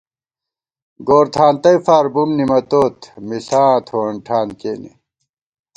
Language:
Gawar-Bati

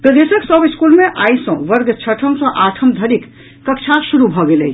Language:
Maithili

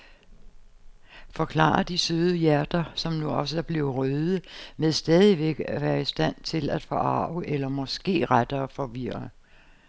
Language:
Danish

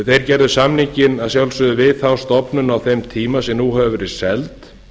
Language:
Icelandic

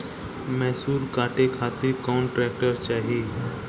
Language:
Bhojpuri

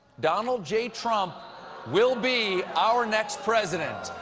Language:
English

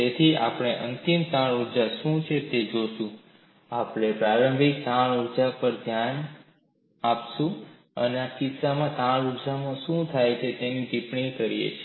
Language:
Gujarati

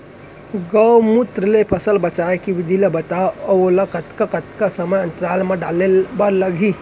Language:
Chhattisgarhi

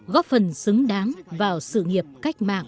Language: Vietnamese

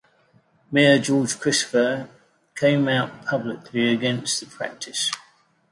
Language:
English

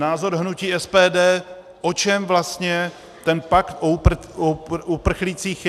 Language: Czech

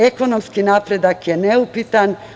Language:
Serbian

